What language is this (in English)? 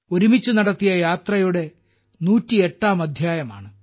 Malayalam